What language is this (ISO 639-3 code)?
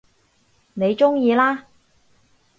yue